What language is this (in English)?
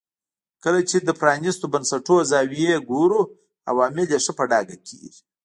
Pashto